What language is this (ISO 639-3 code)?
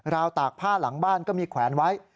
tha